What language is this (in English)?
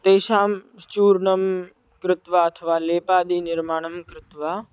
Sanskrit